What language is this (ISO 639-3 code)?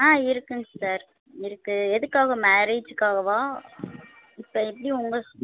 tam